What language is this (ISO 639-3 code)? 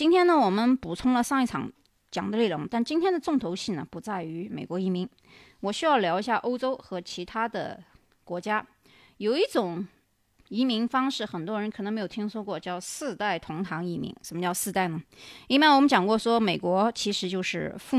zho